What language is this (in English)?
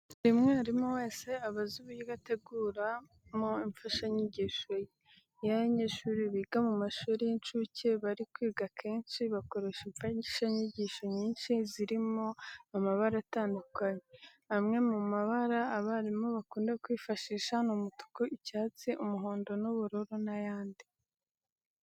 Kinyarwanda